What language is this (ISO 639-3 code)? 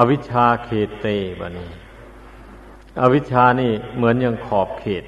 tha